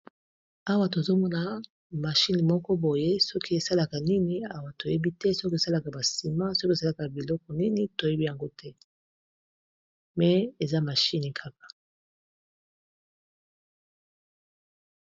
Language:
Lingala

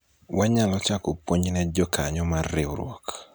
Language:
Luo (Kenya and Tanzania)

